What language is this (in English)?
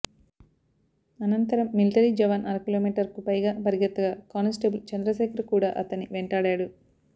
Telugu